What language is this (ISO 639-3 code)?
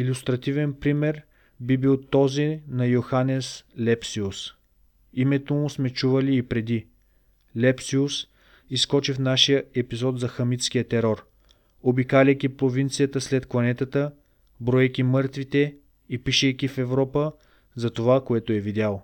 bul